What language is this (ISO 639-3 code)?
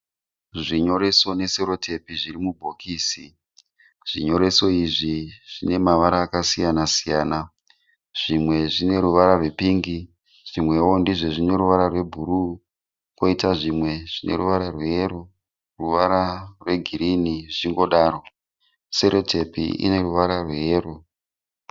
sna